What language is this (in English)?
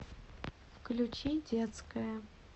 Russian